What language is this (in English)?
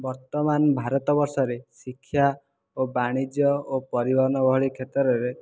Odia